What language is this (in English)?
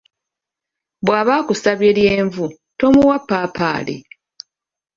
Ganda